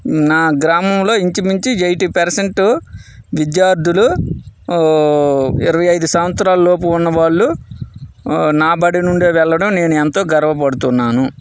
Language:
Telugu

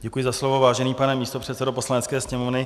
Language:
Czech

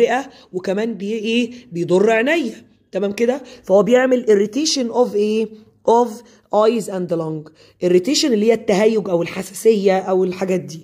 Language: Arabic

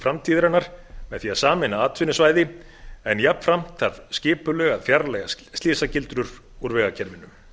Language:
Icelandic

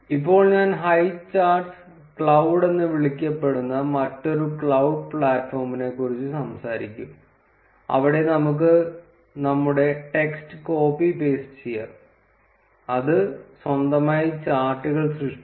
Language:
Malayalam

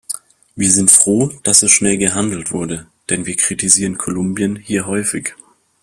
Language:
German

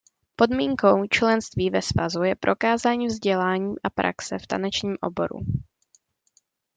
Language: Czech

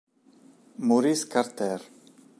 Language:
Italian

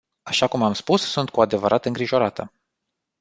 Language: Romanian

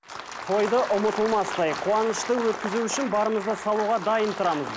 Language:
Kazakh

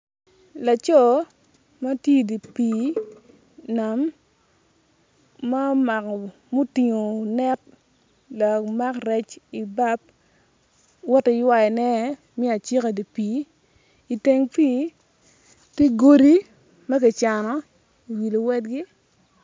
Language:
Acoli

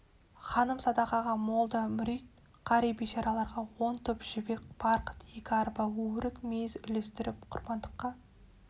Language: Kazakh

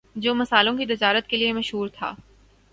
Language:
Urdu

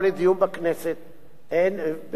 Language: Hebrew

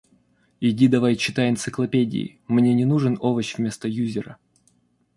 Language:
Russian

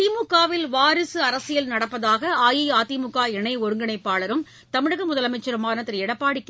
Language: Tamil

